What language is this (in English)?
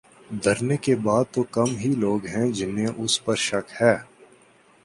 Urdu